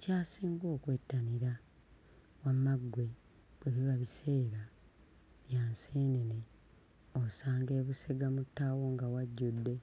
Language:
Ganda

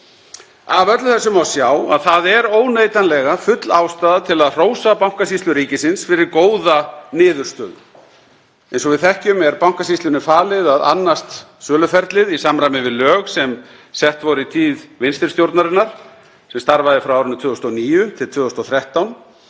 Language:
Icelandic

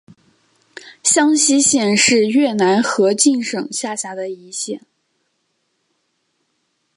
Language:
Chinese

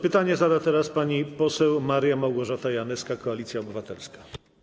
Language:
Polish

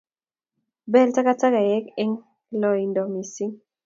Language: Kalenjin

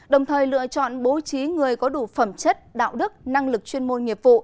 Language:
Vietnamese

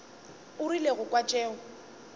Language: Northern Sotho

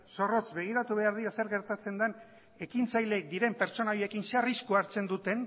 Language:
Basque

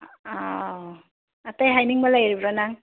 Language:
Manipuri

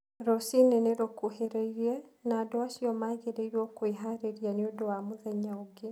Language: Kikuyu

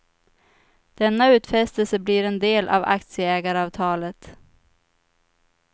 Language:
Swedish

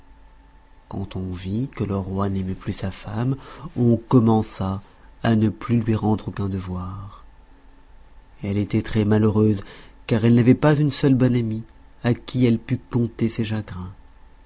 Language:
French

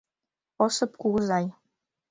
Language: Mari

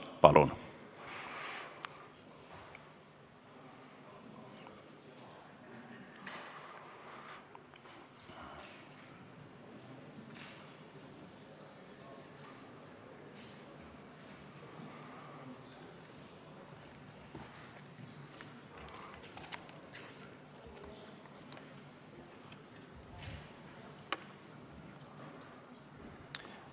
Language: Estonian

